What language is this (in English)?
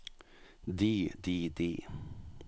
Norwegian